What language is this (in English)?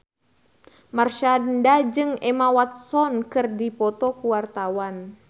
Sundanese